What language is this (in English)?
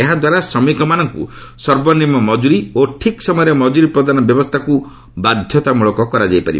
Odia